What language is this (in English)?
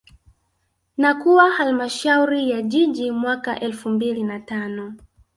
Swahili